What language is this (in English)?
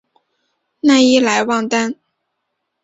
Chinese